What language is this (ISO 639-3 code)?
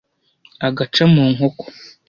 kin